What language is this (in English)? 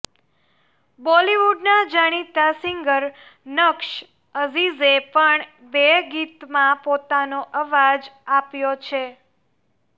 Gujarati